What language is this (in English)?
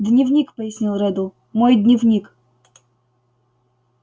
Russian